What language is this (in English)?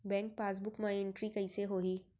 Chhattisgarhi